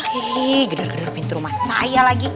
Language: Indonesian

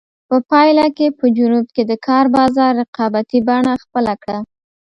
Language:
Pashto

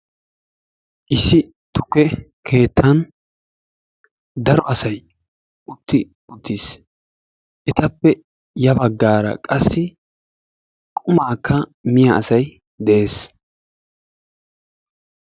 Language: Wolaytta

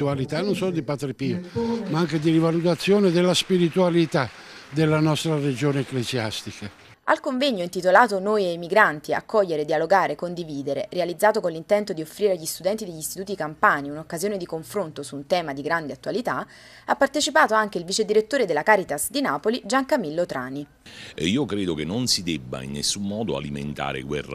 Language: Italian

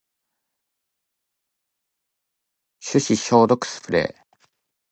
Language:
Japanese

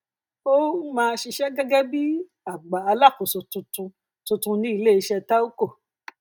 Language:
Yoruba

